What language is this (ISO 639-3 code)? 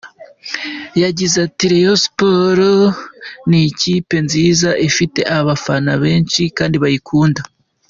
kin